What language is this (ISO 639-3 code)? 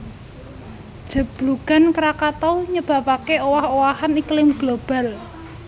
jav